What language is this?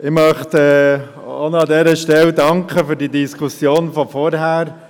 Swiss German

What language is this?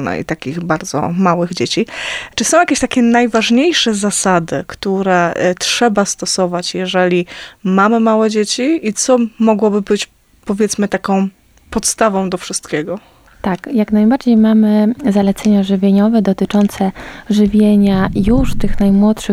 Polish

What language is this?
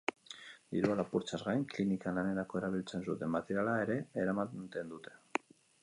Basque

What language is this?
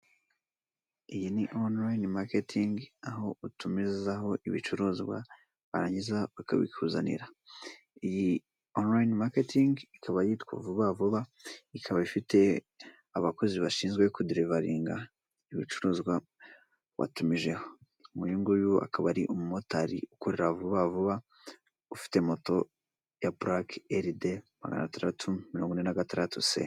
Kinyarwanda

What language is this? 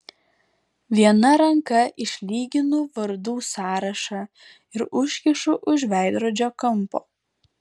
Lithuanian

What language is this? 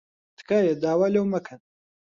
Central Kurdish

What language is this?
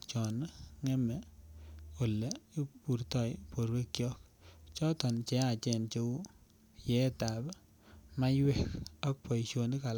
Kalenjin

